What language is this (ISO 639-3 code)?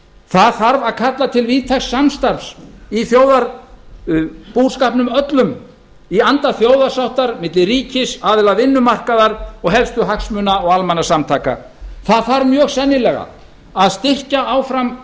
isl